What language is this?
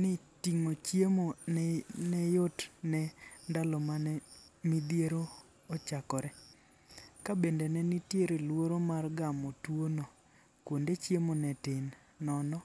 Luo (Kenya and Tanzania)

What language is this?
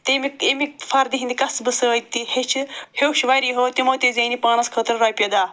Kashmiri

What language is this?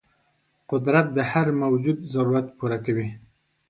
Pashto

